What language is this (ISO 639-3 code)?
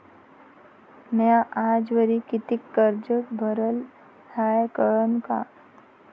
mar